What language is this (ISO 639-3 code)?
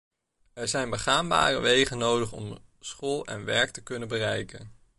nld